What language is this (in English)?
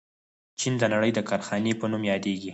Pashto